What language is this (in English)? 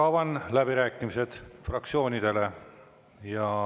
Estonian